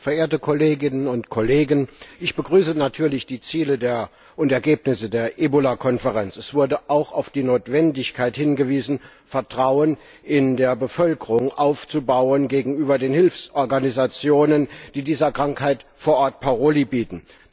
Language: German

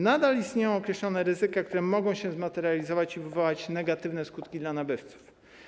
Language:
Polish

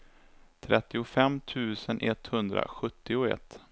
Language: Swedish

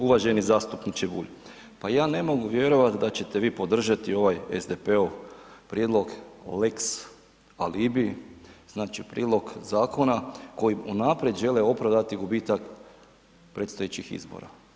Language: Croatian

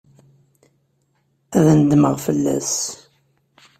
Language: Kabyle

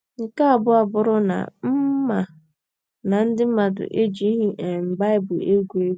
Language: Igbo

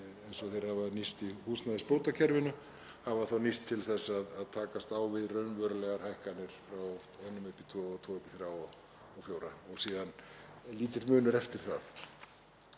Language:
Icelandic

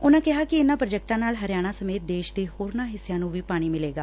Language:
Punjabi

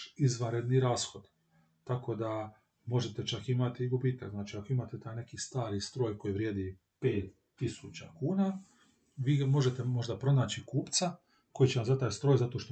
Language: Croatian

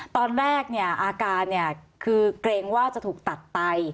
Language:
Thai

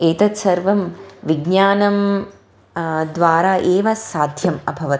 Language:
Sanskrit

